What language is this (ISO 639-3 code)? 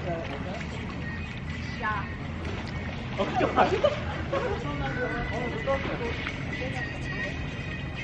kor